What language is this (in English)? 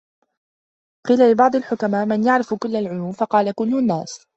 Arabic